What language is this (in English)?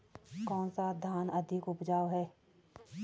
Hindi